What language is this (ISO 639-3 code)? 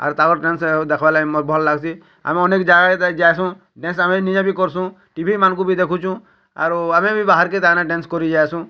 ori